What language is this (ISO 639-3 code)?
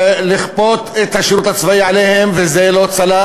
heb